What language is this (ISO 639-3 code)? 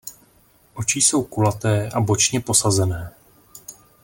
ces